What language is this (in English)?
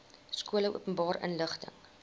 Afrikaans